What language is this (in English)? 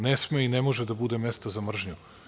Serbian